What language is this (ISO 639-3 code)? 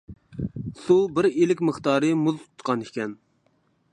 uig